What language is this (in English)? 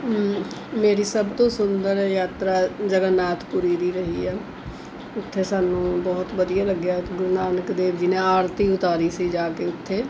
Punjabi